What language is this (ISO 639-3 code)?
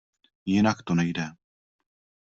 ces